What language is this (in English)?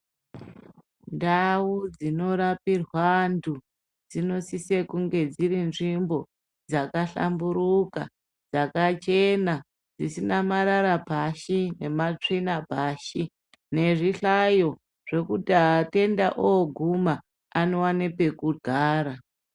Ndau